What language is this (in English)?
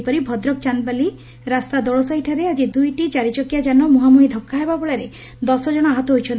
Odia